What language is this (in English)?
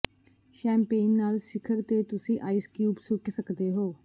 Punjabi